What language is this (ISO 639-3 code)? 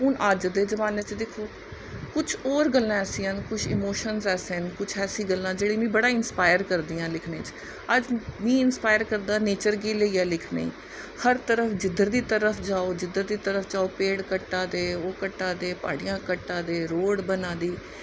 doi